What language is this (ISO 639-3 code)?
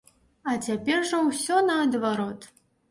bel